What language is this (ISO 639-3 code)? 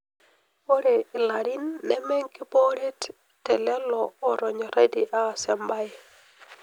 mas